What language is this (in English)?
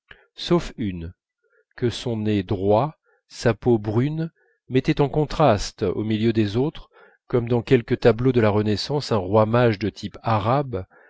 French